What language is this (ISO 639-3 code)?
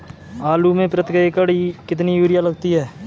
hin